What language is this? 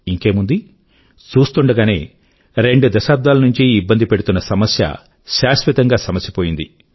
Telugu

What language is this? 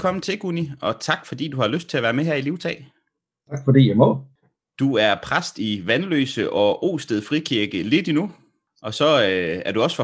Danish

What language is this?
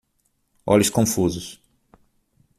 Portuguese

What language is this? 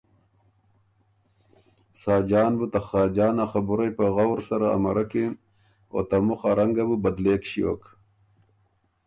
Ormuri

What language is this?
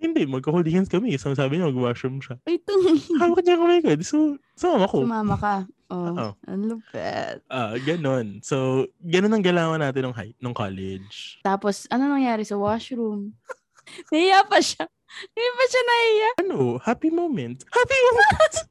Filipino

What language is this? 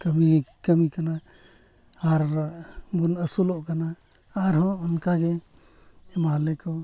Santali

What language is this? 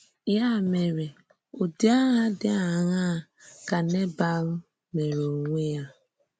Igbo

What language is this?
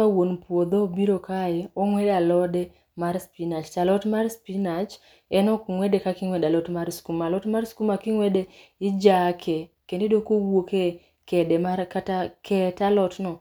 Luo (Kenya and Tanzania)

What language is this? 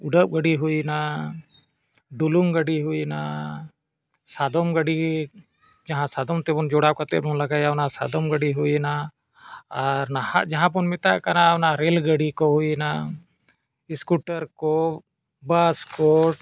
Santali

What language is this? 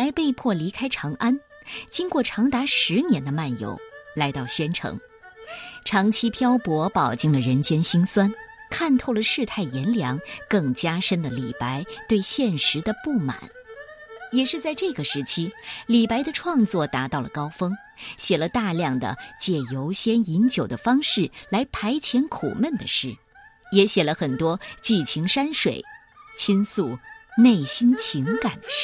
Chinese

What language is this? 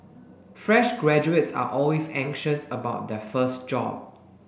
English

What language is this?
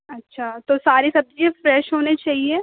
Urdu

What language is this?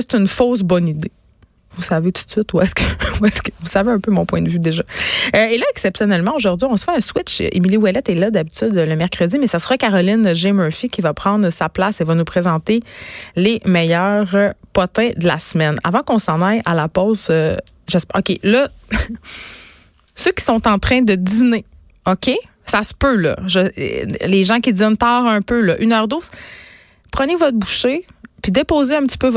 French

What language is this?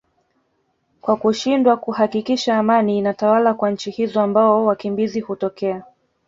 Swahili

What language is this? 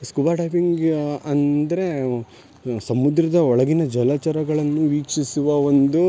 Kannada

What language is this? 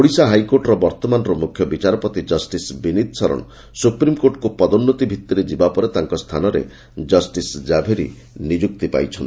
Odia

